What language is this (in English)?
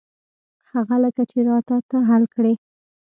Pashto